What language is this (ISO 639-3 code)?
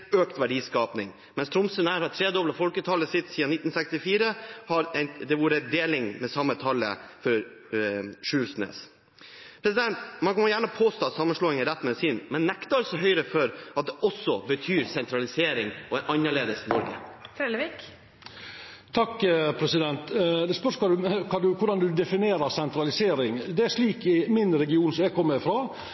nor